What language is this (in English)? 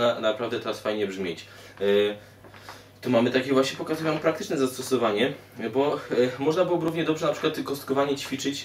Polish